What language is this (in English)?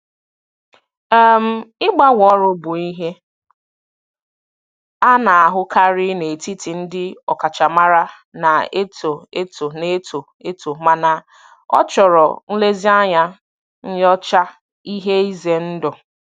Igbo